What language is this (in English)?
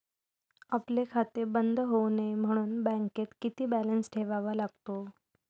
Marathi